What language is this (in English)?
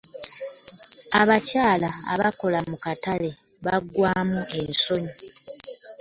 Ganda